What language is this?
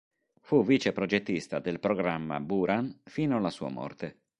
Italian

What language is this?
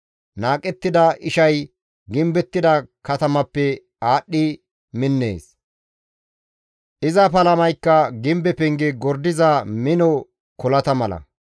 Gamo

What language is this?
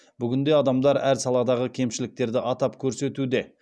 Kazakh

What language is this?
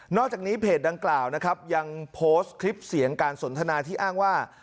Thai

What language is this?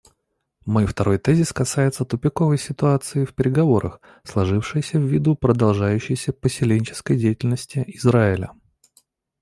Russian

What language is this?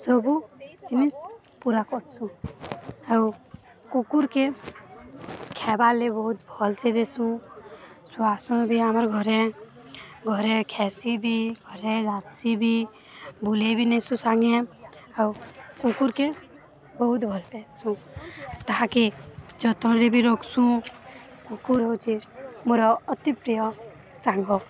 Odia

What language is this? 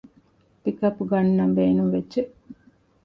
Divehi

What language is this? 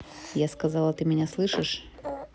Russian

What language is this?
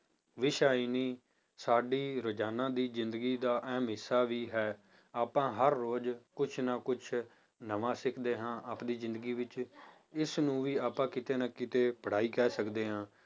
Punjabi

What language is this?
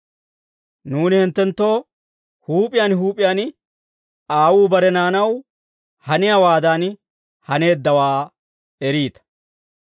Dawro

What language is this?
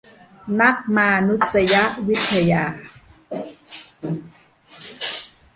Thai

